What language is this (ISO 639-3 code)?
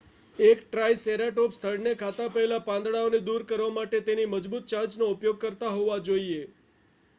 guj